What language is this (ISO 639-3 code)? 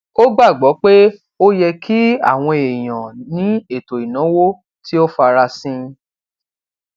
yor